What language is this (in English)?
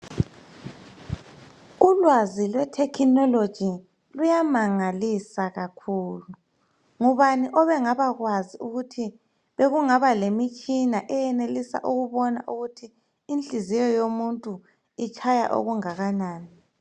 North Ndebele